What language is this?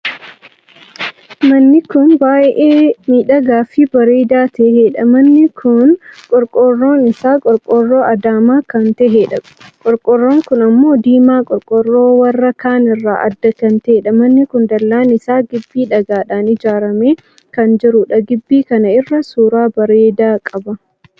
Oromo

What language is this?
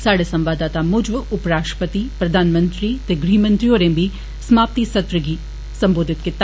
Dogri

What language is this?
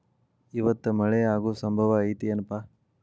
Kannada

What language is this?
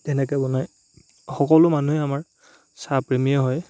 Assamese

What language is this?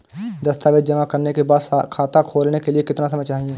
Hindi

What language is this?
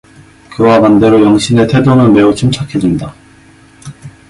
Korean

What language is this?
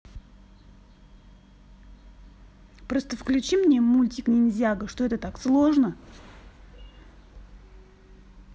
Russian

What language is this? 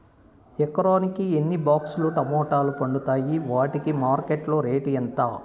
Telugu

